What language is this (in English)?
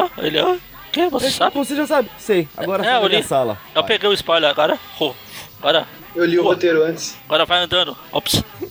Portuguese